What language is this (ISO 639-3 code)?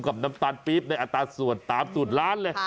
tha